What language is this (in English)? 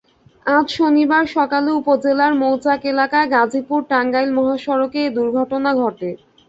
Bangla